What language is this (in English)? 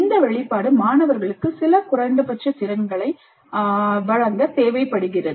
Tamil